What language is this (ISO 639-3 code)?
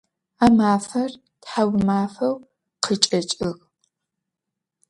ady